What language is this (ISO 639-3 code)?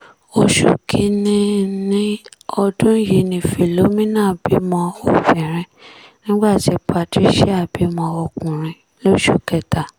yor